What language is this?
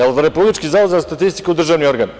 Serbian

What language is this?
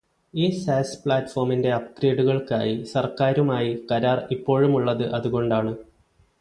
Malayalam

